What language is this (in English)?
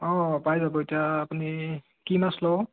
Assamese